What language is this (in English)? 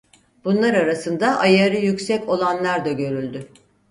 Turkish